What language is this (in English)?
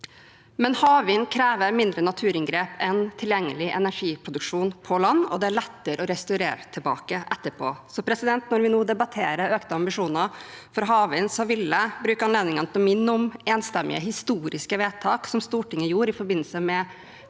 Norwegian